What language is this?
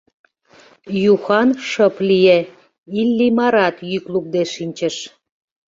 Mari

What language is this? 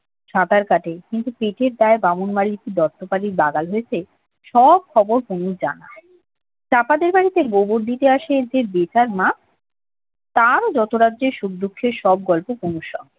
Bangla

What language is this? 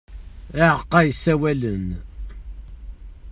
Kabyle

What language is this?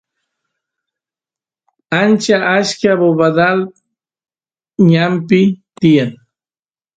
Santiago del Estero Quichua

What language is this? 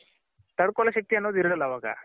Kannada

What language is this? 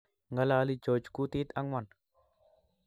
Kalenjin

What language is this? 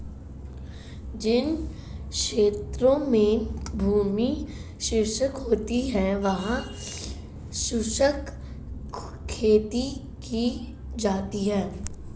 Hindi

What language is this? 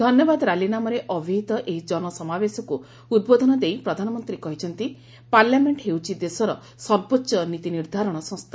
Odia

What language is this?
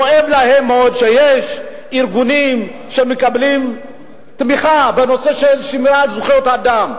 Hebrew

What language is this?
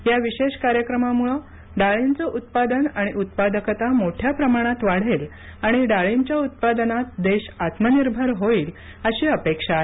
Marathi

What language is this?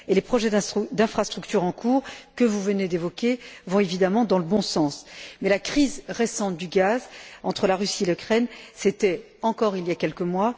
French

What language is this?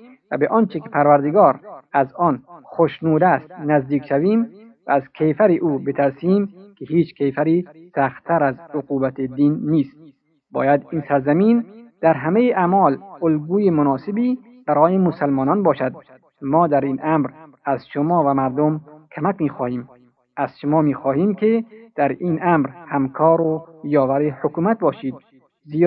Persian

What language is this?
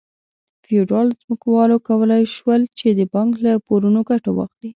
Pashto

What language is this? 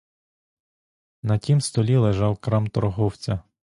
Ukrainian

